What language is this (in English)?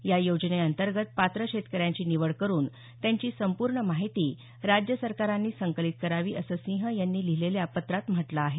Marathi